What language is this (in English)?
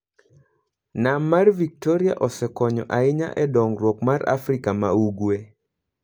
Luo (Kenya and Tanzania)